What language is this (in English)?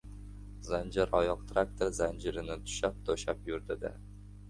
Uzbek